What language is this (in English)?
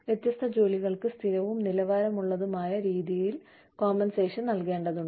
Malayalam